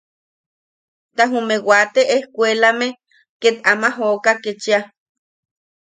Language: Yaqui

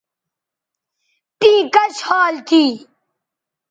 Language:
Bateri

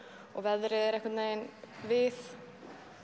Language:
Icelandic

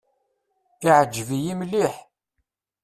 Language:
Kabyle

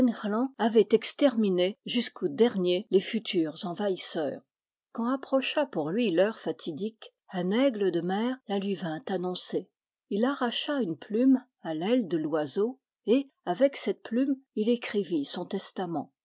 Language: French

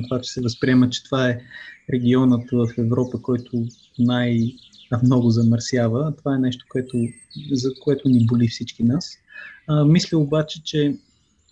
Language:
Bulgarian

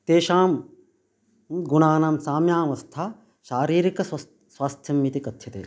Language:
Sanskrit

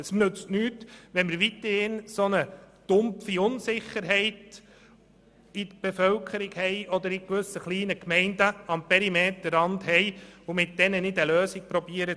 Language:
Swiss German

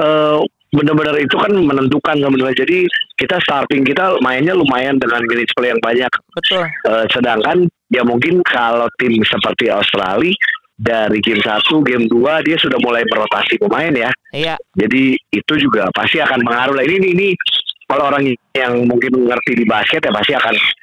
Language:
Indonesian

